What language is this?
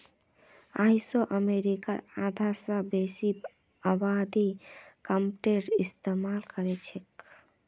Magahi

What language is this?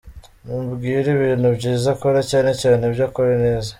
Kinyarwanda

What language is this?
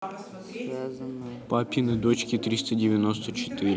Russian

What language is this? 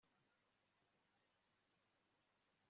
Kinyarwanda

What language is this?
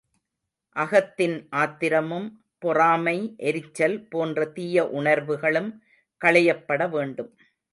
Tamil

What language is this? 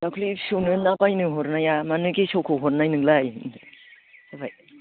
Bodo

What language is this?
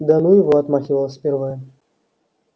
Russian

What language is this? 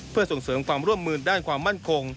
Thai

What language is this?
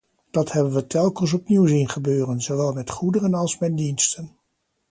Dutch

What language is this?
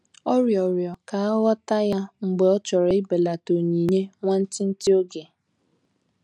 Igbo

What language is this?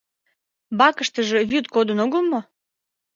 Mari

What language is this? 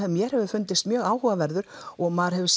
Icelandic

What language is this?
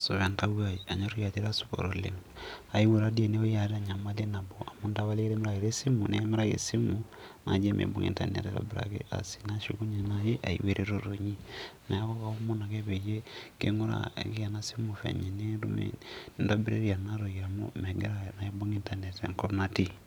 Masai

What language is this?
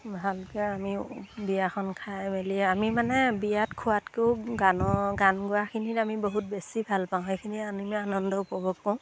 Assamese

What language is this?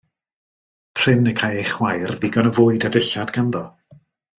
Welsh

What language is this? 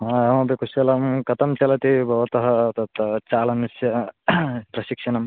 Sanskrit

